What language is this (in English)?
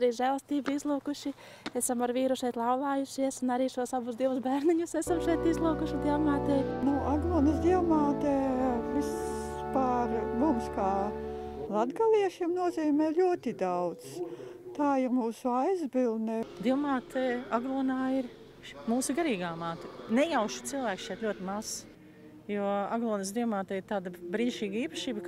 Latvian